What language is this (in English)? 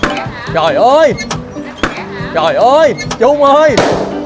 Vietnamese